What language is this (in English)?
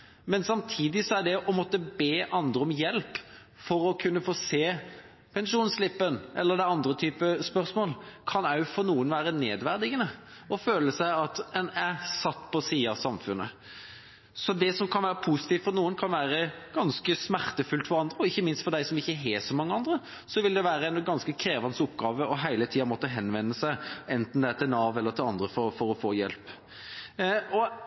Norwegian Bokmål